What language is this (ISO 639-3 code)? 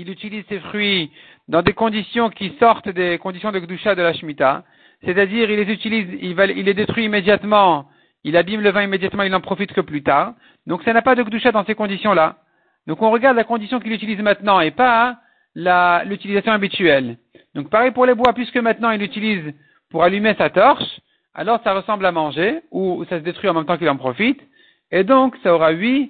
fra